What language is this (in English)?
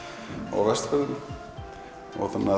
Icelandic